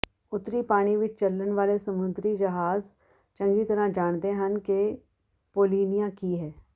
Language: Punjabi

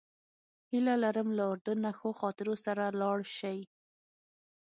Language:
Pashto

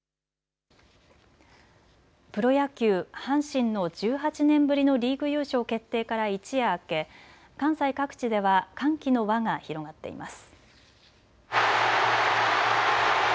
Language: Japanese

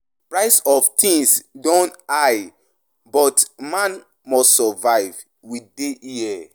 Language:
Nigerian Pidgin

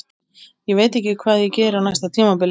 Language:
Icelandic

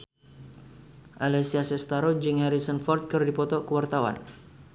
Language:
Sundanese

